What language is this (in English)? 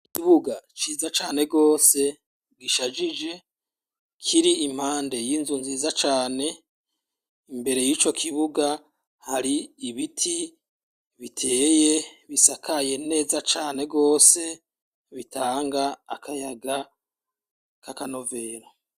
Rundi